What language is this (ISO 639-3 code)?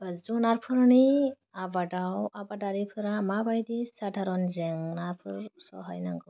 brx